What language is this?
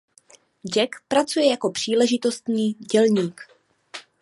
Czech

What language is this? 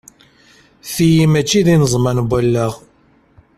Kabyle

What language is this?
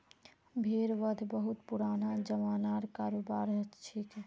Magahi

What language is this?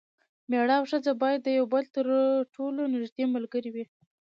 Pashto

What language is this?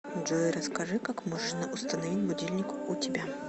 Russian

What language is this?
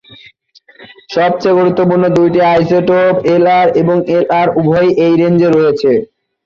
Bangla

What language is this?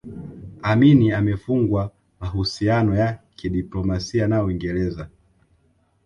Swahili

